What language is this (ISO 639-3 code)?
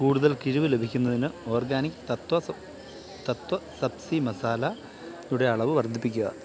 mal